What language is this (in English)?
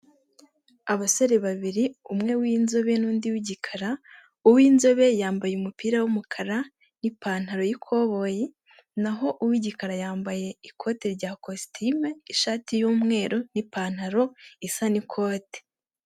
Kinyarwanda